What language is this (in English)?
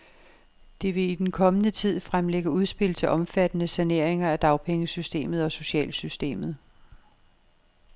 Danish